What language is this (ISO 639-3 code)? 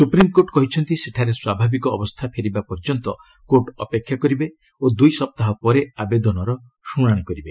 ori